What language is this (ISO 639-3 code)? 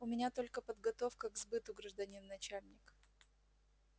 rus